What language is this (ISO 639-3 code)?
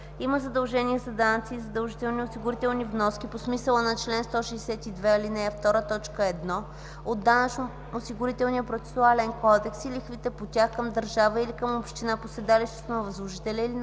bul